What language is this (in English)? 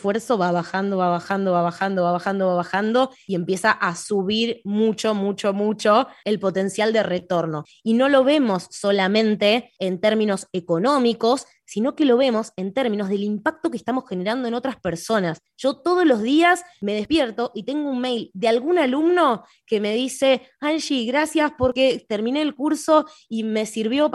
Spanish